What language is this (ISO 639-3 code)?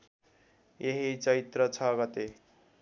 nep